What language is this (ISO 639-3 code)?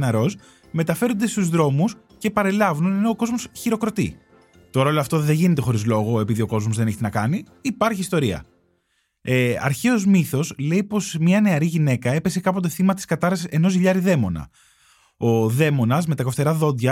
ell